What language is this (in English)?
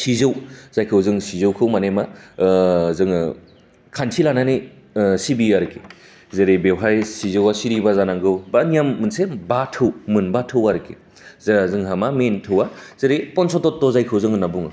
Bodo